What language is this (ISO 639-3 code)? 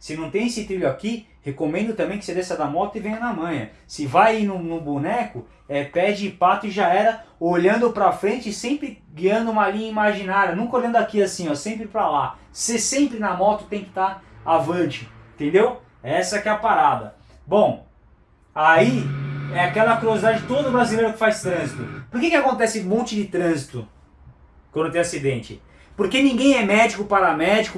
por